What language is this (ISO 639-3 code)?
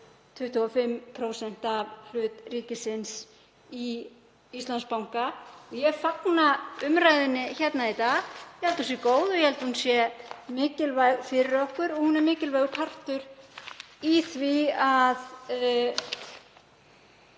isl